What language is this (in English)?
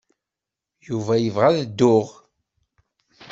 Kabyle